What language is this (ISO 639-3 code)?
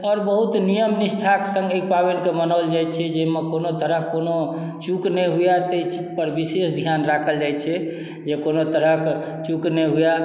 mai